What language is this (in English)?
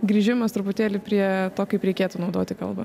Lithuanian